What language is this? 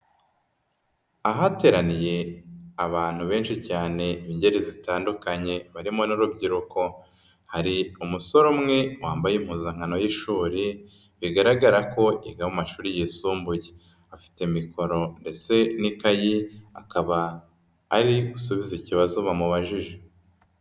Kinyarwanda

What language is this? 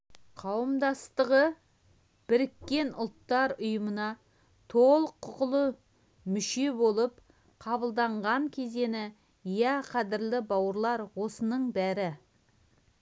Kazakh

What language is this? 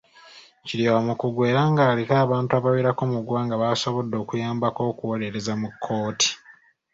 Ganda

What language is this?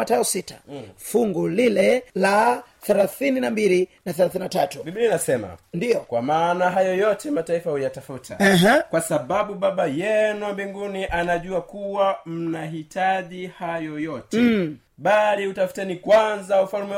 Swahili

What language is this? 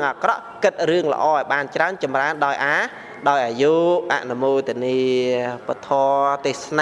Vietnamese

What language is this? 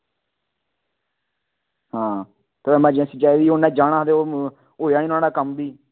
Dogri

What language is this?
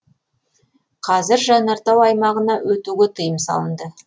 Kazakh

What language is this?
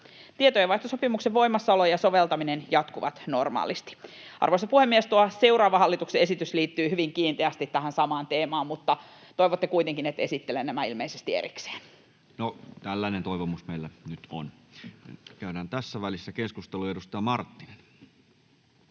Finnish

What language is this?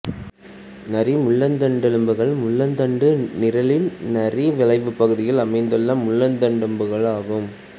Tamil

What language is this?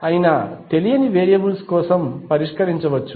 Telugu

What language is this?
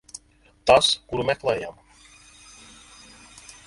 Latvian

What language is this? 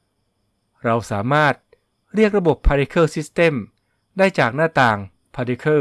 Thai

